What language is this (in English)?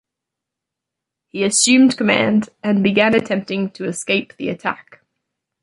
English